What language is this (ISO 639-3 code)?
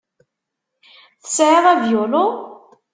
kab